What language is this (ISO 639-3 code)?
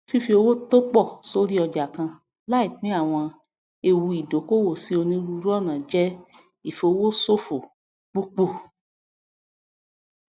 yor